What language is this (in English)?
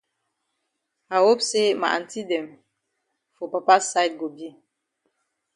Cameroon Pidgin